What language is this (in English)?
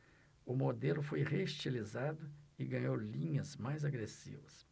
Portuguese